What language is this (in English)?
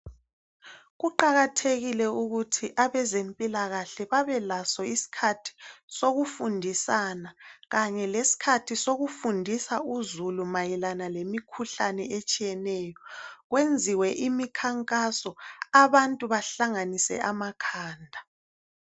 North Ndebele